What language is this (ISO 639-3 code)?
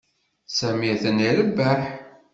kab